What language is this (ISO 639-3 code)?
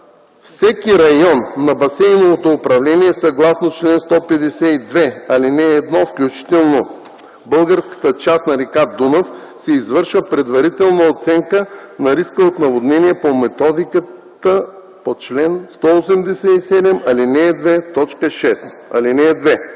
bul